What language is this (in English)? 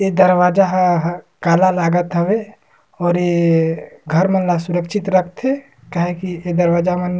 Surgujia